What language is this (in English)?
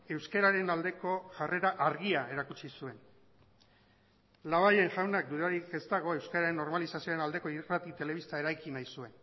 Basque